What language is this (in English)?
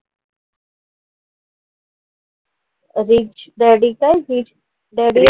Marathi